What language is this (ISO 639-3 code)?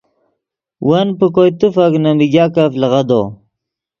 ydg